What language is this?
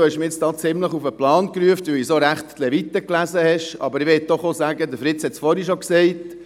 Swiss German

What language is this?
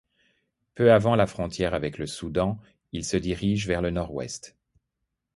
French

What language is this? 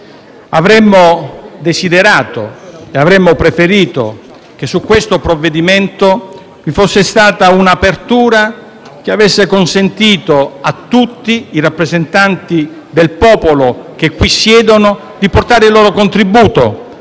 Italian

